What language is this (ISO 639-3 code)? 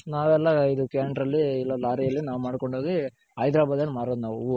kan